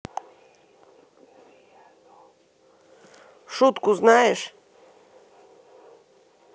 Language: Russian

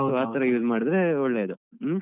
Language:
Kannada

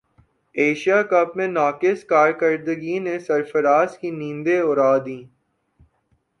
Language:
Urdu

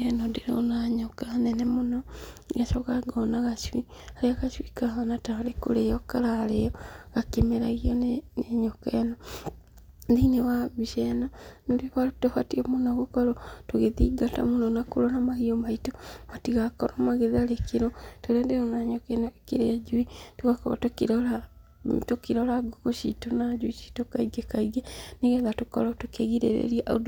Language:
Kikuyu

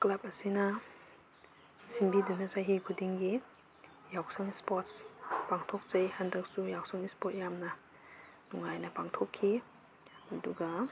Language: Manipuri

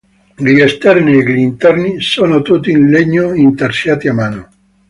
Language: Italian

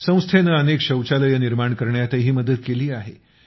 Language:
Marathi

